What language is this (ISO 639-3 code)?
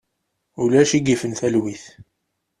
kab